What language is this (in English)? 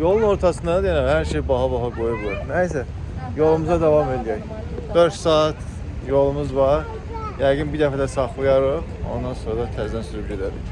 Turkish